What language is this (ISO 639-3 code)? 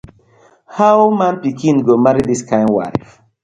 pcm